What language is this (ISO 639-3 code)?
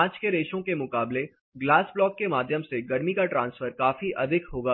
hin